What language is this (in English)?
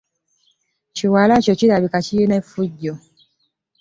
Ganda